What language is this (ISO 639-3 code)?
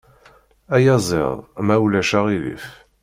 kab